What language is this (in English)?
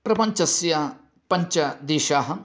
Sanskrit